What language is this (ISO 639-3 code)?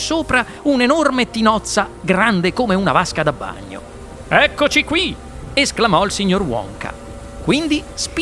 ita